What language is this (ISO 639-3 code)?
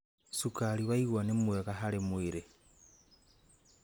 kik